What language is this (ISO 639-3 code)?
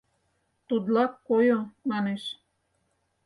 chm